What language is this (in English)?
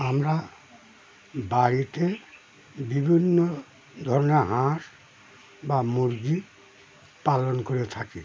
Bangla